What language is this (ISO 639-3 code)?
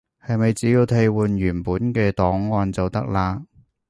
yue